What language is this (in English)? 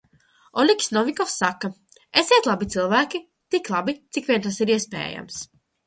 Latvian